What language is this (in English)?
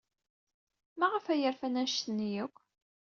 Kabyle